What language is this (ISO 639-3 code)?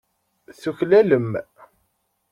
kab